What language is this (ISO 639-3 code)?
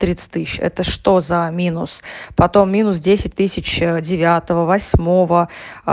rus